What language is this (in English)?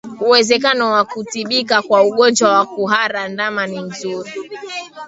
Swahili